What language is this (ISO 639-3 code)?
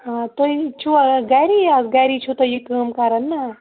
kas